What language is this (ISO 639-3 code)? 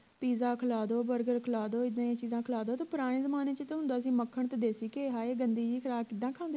pan